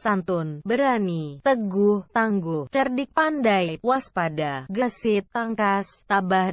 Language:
Indonesian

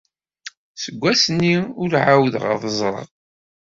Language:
Kabyle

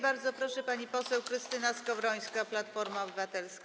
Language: Polish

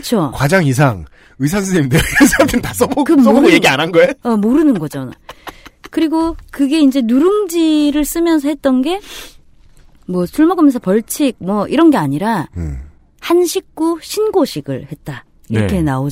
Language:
Korean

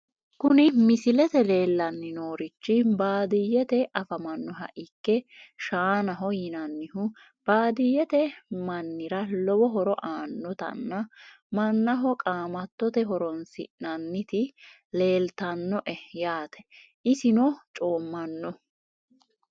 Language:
Sidamo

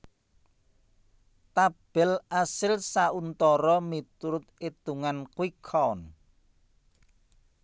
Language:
Javanese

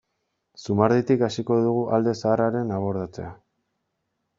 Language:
Basque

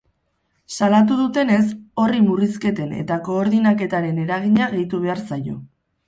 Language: Basque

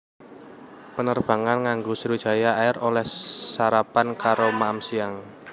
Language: Javanese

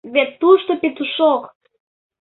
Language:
Mari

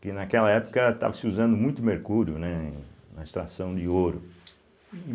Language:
Portuguese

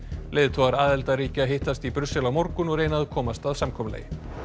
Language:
Icelandic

